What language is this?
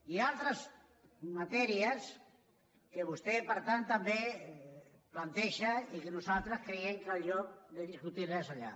Catalan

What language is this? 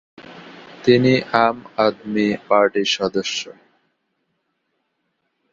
Bangla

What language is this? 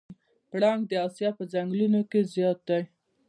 Pashto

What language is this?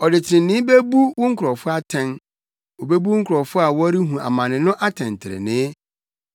Akan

